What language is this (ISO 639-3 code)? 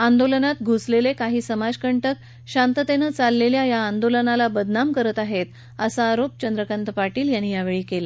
mar